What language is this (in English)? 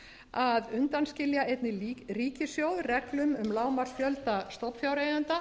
Icelandic